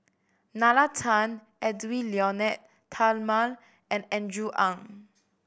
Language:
English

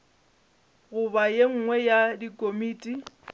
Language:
Northern Sotho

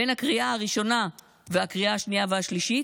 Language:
Hebrew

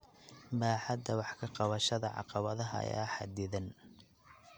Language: Somali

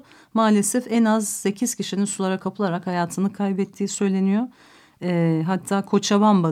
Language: Turkish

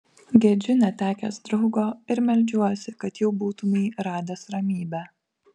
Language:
Lithuanian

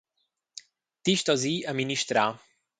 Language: Romansh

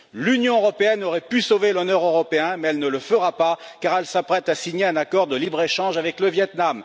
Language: French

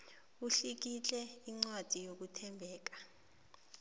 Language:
South Ndebele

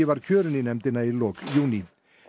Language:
Icelandic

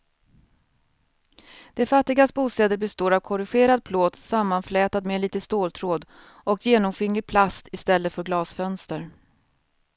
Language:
Swedish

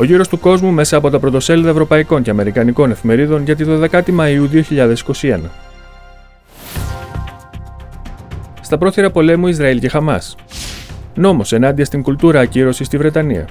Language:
Greek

